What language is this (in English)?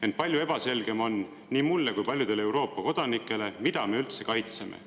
Estonian